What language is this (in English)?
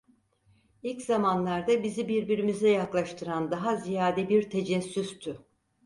Turkish